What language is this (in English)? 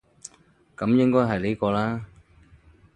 Cantonese